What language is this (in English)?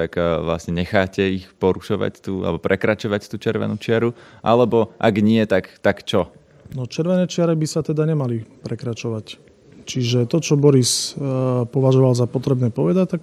Slovak